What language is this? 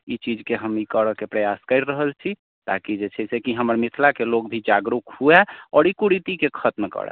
Maithili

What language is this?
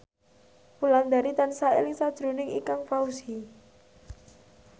Javanese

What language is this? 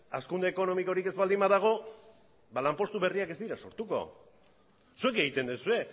Basque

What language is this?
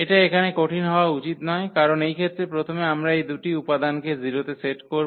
Bangla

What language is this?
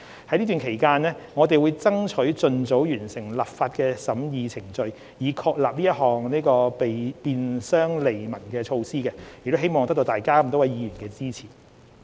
Cantonese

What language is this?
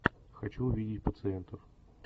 Russian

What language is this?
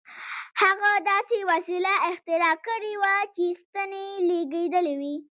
Pashto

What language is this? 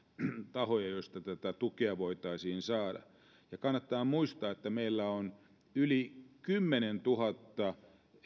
Finnish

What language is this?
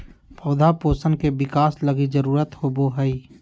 Magahi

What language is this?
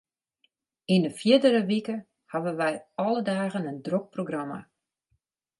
Western Frisian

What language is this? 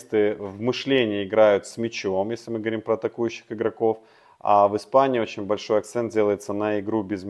Russian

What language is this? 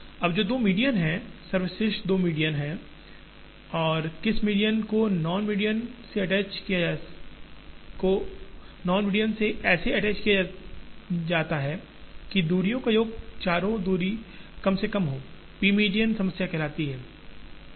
Hindi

